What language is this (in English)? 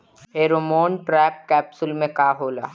Bhojpuri